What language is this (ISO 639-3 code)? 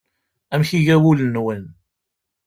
kab